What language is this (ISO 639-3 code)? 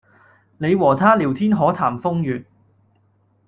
yue